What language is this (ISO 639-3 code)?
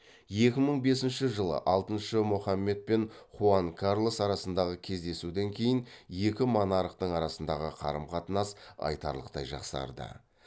kaz